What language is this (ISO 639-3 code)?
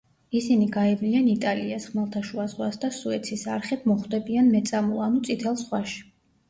kat